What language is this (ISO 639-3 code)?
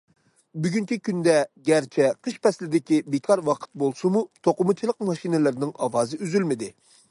uig